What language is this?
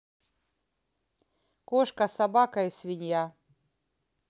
Russian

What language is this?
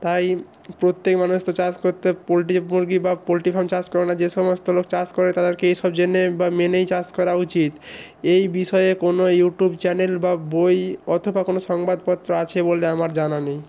Bangla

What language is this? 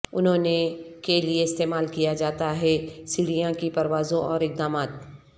Urdu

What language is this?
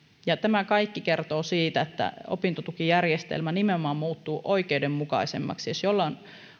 Finnish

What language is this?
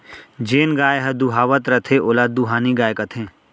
Chhattisgarhi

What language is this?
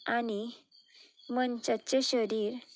Konkani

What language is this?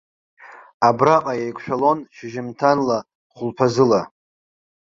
Abkhazian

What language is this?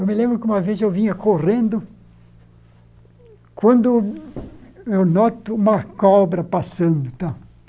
Portuguese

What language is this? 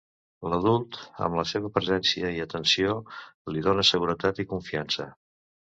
Catalan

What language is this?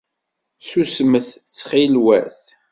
Kabyle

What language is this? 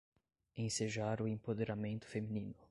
Portuguese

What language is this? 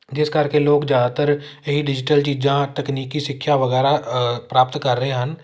Punjabi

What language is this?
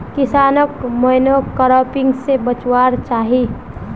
Magahi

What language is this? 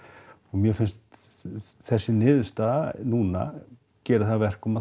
Icelandic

